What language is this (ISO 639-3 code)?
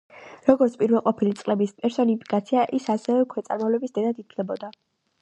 kat